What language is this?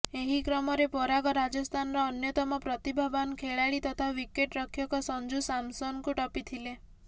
Odia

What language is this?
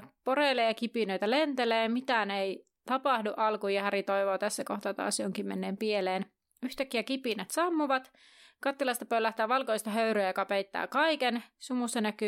Finnish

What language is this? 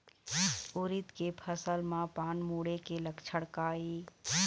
Chhattisgarhi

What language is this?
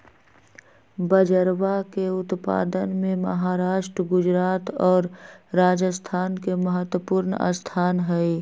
Magahi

